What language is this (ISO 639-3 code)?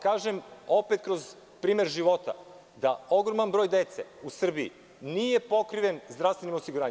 srp